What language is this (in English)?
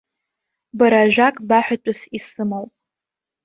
Abkhazian